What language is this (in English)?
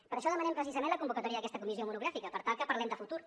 Catalan